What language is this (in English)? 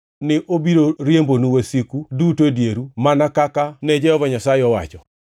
Luo (Kenya and Tanzania)